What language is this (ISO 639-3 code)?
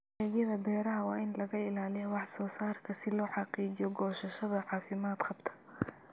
som